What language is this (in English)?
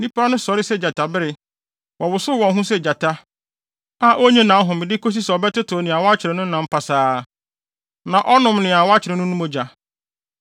Akan